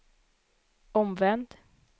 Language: Swedish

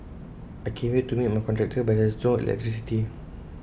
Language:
English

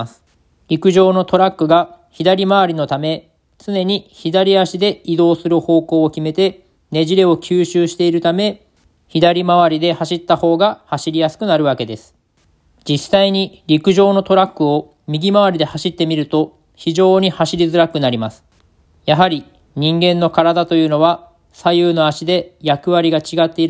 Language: Japanese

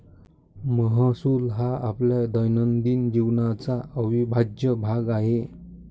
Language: Marathi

